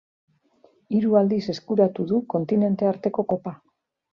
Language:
Basque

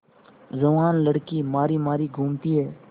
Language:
Hindi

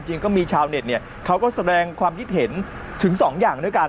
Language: Thai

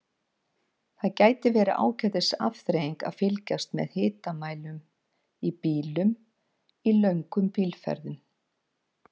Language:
Icelandic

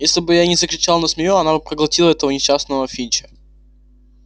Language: Russian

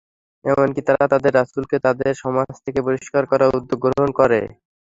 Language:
Bangla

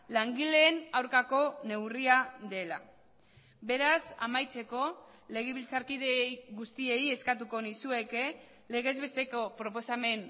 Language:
Basque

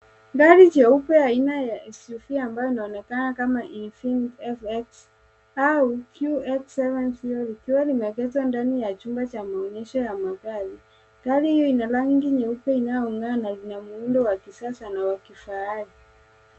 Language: Swahili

